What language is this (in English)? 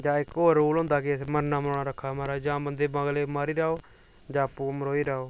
Dogri